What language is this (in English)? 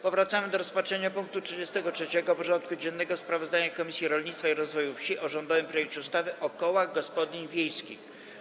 Polish